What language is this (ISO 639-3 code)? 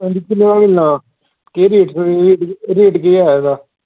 doi